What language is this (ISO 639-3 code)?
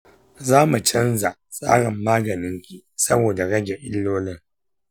hau